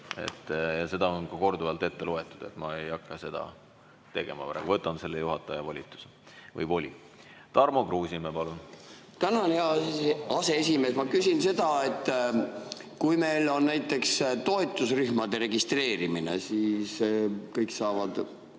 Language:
Estonian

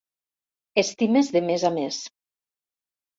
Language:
Catalan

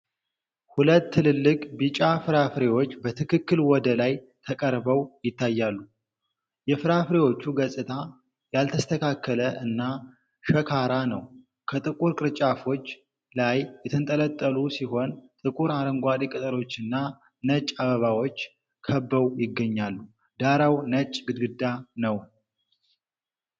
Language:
Amharic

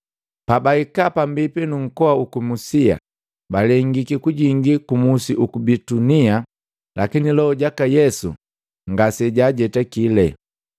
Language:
Matengo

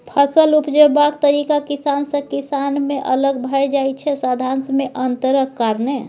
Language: Maithili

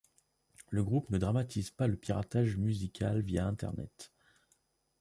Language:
French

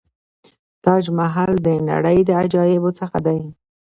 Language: Pashto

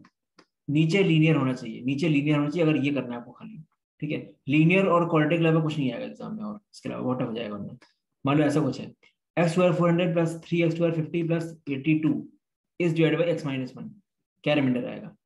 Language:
Hindi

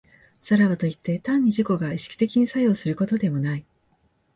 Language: Japanese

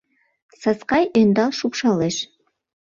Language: Mari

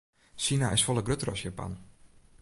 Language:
Western Frisian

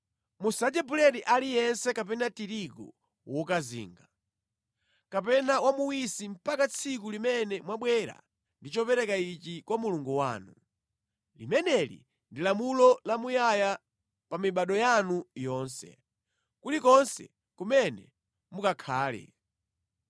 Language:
Nyanja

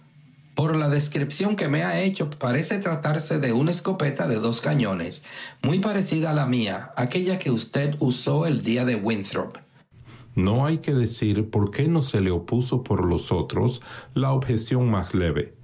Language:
Spanish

